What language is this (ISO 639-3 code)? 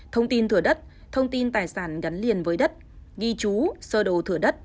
vie